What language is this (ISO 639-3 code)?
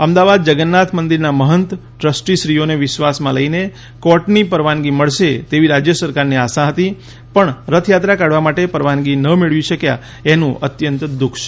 guj